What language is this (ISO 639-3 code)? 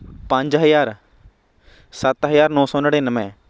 pan